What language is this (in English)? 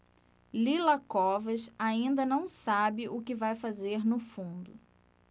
Portuguese